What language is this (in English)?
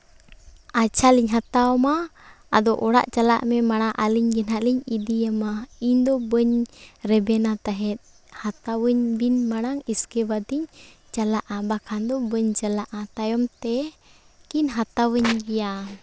Santali